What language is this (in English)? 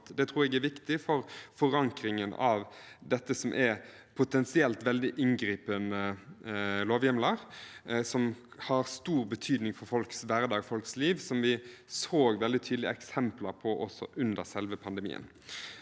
Norwegian